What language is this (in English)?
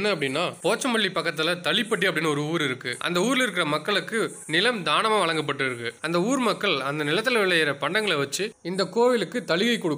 Romanian